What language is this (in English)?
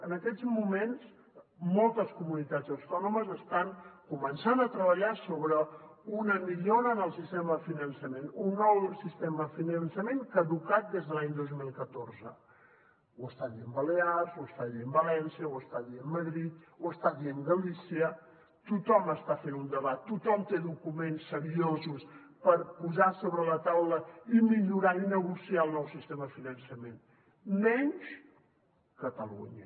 Catalan